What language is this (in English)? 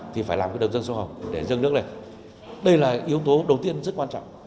Vietnamese